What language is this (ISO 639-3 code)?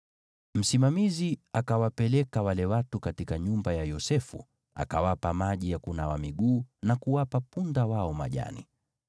swa